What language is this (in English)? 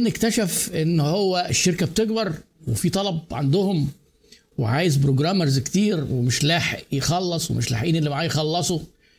Arabic